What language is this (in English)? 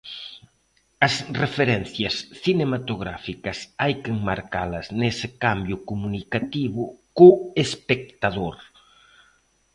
Galician